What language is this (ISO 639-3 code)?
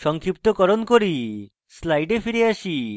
ben